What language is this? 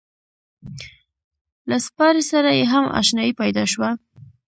Pashto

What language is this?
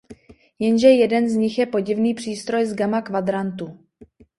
Czech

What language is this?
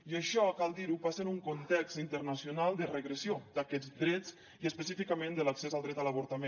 Catalan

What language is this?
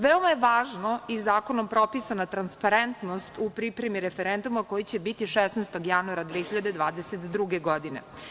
Serbian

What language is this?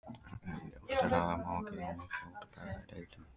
Icelandic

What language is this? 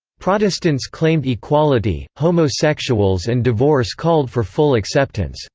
English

